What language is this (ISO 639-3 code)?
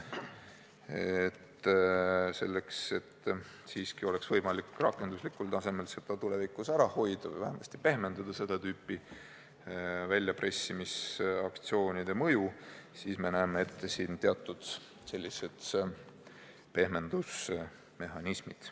est